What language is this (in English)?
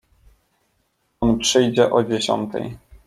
Polish